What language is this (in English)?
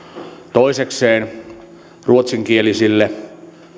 Finnish